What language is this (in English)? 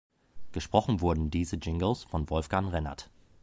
German